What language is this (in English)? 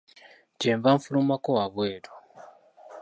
Ganda